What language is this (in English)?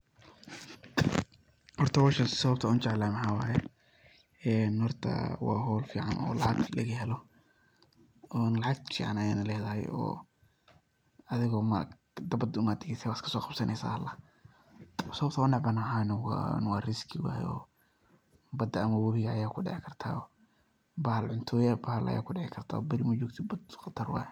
Somali